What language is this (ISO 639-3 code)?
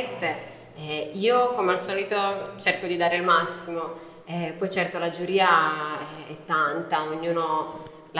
ita